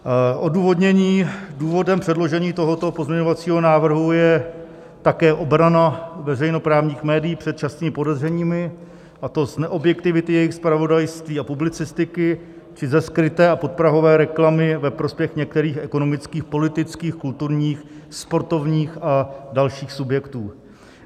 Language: Czech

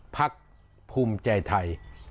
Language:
Thai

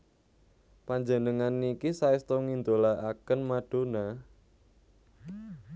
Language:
Javanese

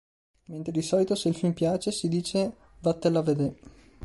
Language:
Italian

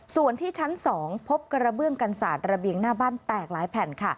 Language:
Thai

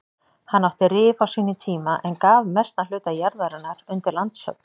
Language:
Icelandic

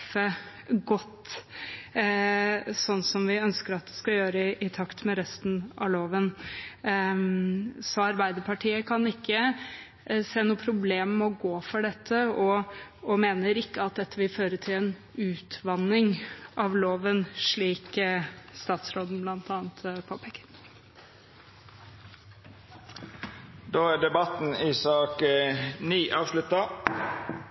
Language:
Norwegian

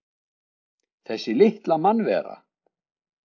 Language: Icelandic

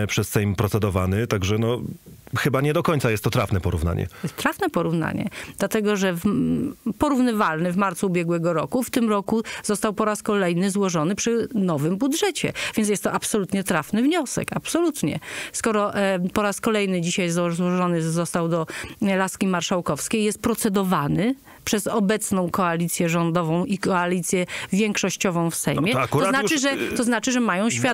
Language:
Polish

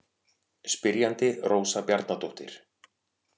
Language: Icelandic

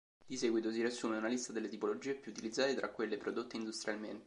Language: Italian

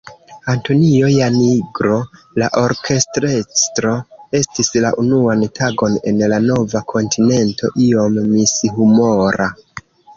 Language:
Esperanto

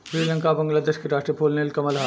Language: Bhojpuri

